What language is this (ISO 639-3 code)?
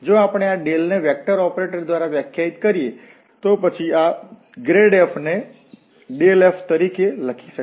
guj